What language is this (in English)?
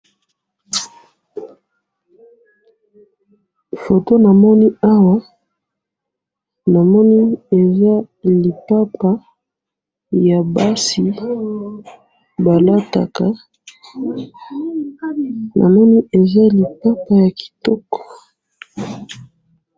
Lingala